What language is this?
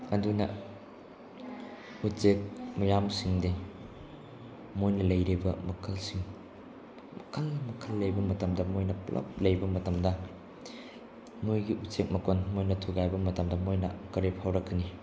Manipuri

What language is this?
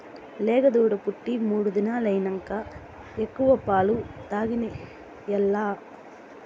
Telugu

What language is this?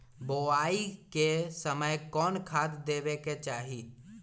Magahi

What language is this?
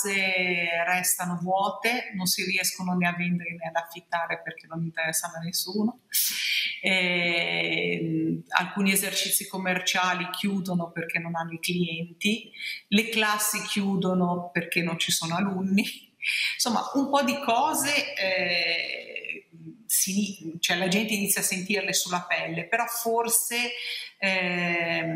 Italian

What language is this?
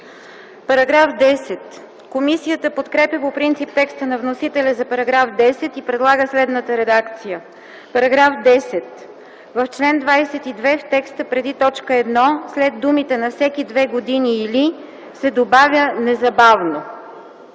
Bulgarian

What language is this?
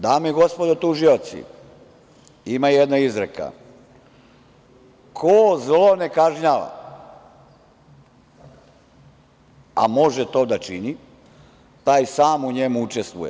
Serbian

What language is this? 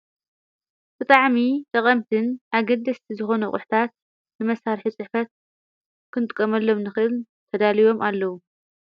Tigrinya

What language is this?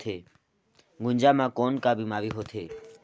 Chhattisgarhi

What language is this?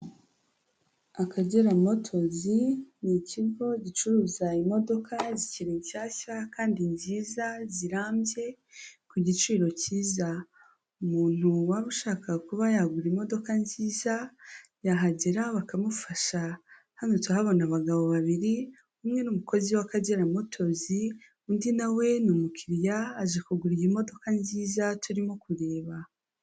Kinyarwanda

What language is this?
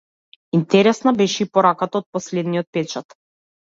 Macedonian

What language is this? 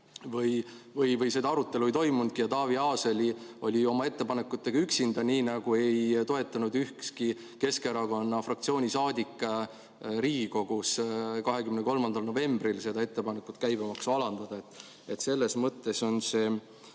Estonian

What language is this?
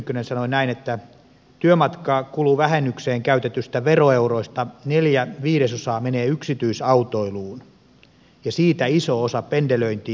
Finnish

